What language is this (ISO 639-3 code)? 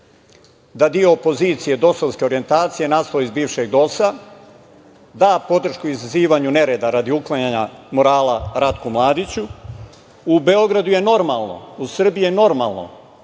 srp